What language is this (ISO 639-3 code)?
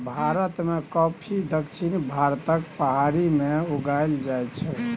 mai